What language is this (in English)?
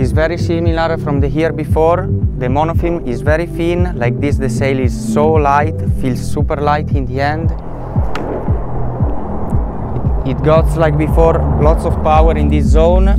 Italian